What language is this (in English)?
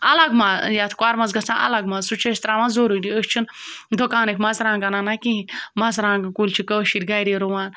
Kashmiri